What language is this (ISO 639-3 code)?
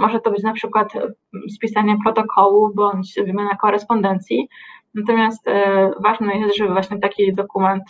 pol